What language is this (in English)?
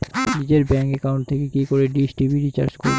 Bangla